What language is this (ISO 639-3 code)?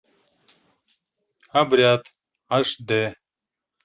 rus